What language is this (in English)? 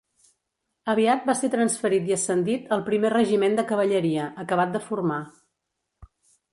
Catalan